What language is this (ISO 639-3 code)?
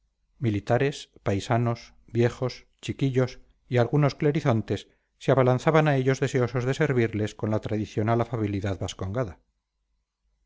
spa